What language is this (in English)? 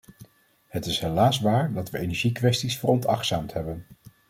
Dutch